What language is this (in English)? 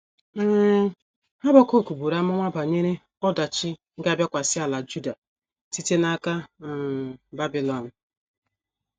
Igbo